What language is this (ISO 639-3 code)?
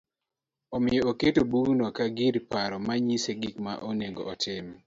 luo